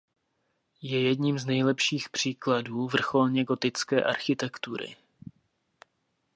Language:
Czech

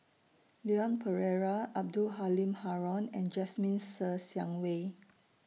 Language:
English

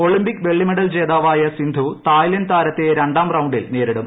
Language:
Malayalam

